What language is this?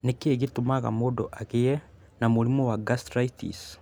Kikuyu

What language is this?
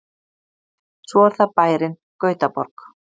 Icelandic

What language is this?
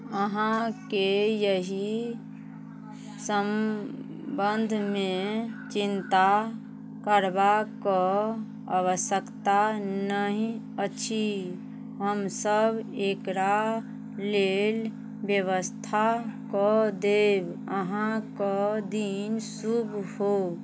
Maithili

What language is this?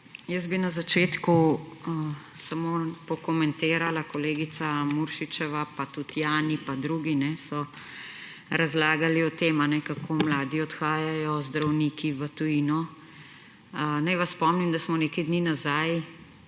Slovenian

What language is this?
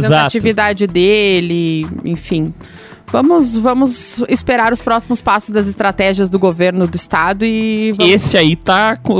Portuguese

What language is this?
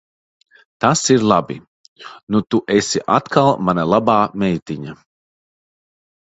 Latvian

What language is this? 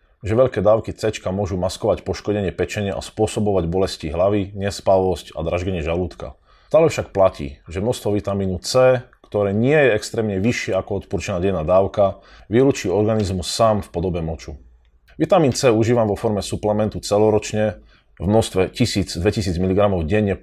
Slovak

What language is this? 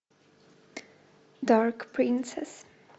Russian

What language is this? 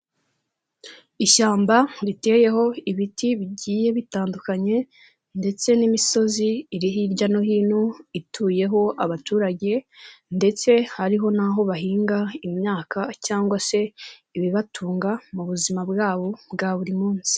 Kinyarwanda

